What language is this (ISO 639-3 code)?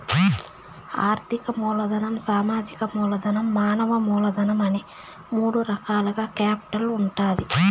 tel